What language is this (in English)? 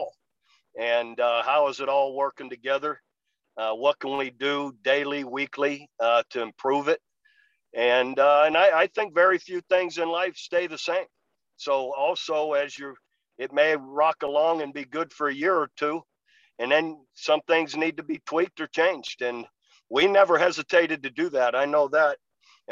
English